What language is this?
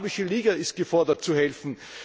German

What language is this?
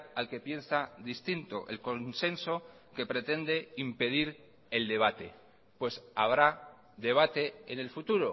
Spanish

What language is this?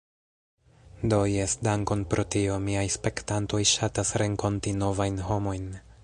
Esperanto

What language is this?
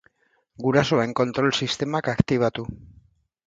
Basque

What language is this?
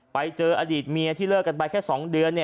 Thai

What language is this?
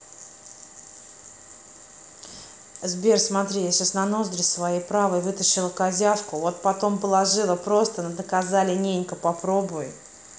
Russian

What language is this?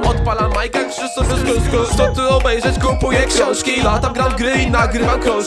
Polish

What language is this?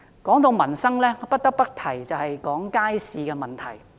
Cantonese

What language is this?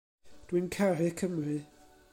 Welsh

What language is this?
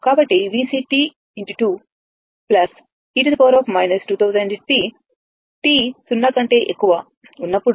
Telugu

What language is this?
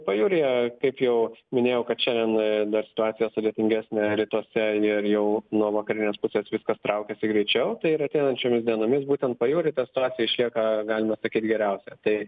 Lithuanian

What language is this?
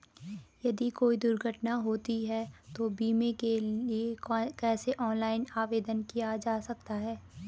Hindi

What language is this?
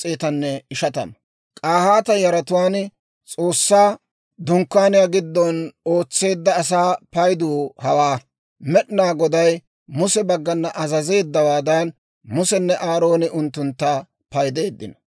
Dawro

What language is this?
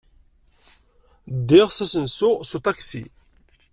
Kabyle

